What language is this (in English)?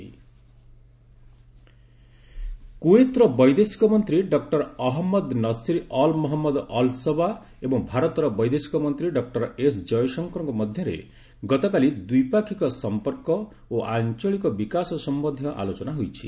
Odia